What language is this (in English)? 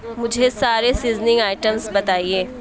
Urdu